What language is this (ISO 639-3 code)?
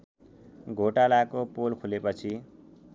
nep